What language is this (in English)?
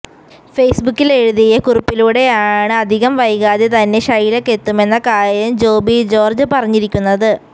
Malayalam